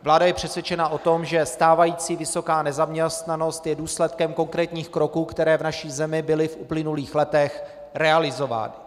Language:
Czech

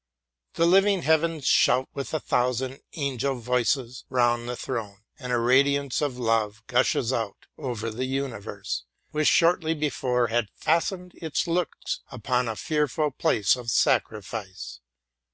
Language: English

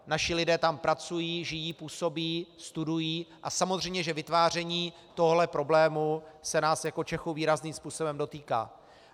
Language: Czech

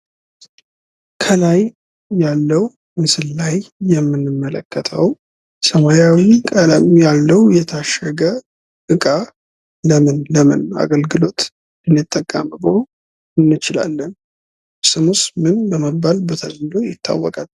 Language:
Amharic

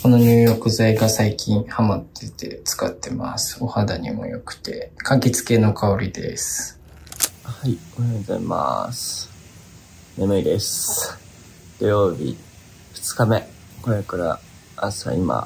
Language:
Japanese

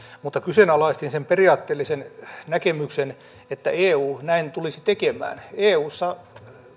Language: Finnish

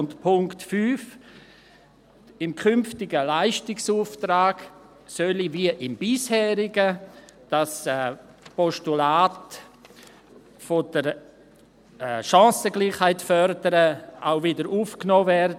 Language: Swiss German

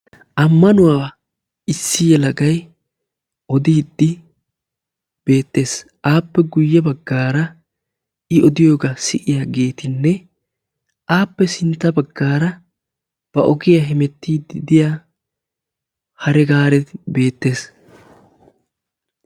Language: Wolaytta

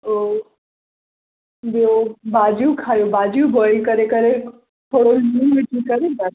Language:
Sindhi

